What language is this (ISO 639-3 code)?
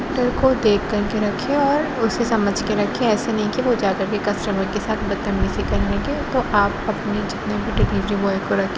urd